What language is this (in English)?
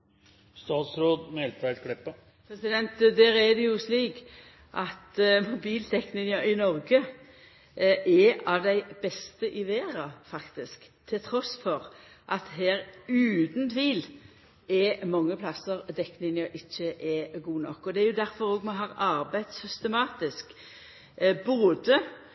Norwegian Nynorsk